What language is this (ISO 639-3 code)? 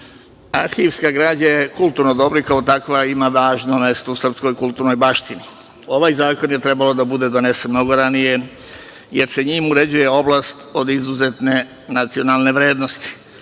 srp